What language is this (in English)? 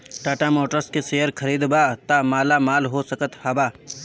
Bhojpuri